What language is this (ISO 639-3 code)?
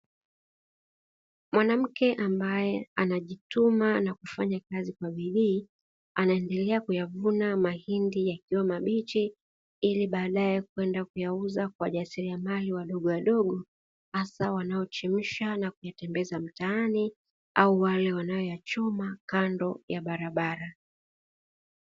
swa